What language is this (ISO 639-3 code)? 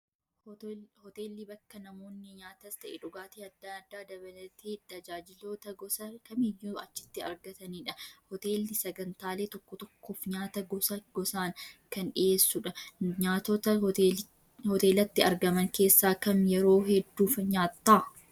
orm